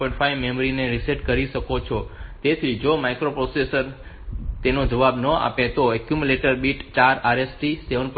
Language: Gujarati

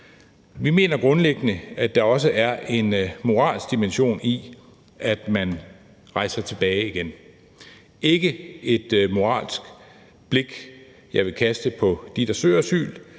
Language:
Danish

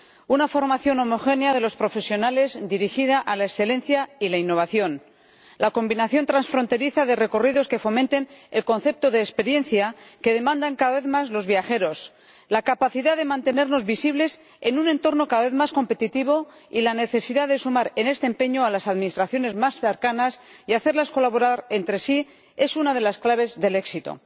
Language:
Spanish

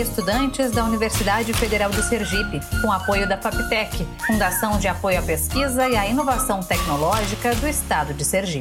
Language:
Portuguese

